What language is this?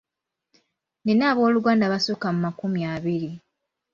Ganda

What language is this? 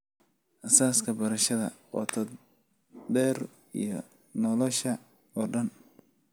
Somali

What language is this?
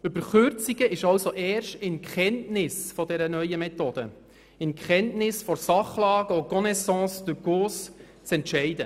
Swiss German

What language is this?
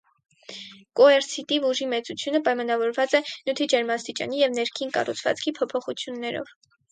Armenian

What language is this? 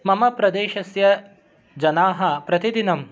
Sanskrit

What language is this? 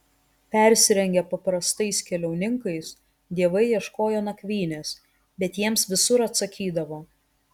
Lithuanian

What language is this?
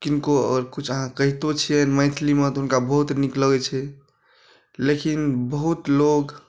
Maithili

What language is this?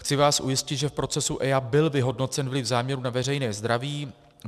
Czech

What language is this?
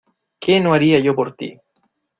Spanish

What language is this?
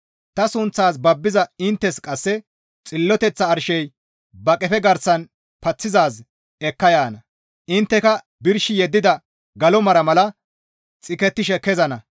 Gamo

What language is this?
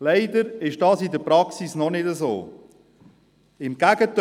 Swiss German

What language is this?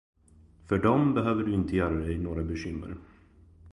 Swedish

